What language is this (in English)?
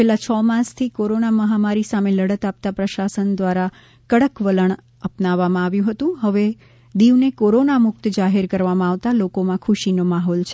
Gujarati